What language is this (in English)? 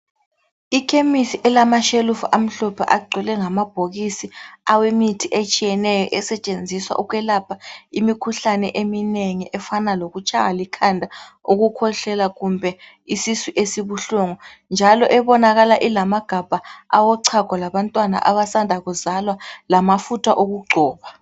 North Ndebele